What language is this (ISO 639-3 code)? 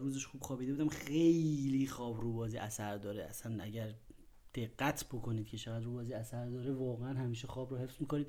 fas